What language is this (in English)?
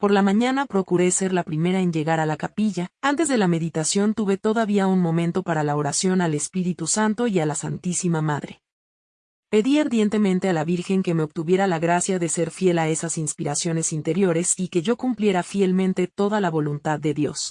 Spanish